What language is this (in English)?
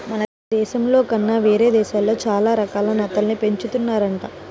Telugu